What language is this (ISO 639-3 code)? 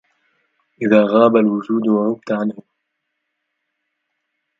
ara